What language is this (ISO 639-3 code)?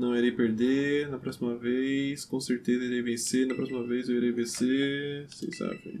por